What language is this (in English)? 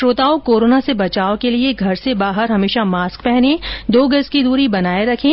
Hindi